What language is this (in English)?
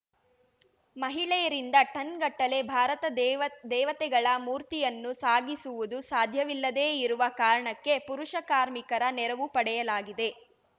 Kannada